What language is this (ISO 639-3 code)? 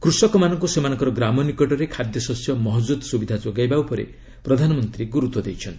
ori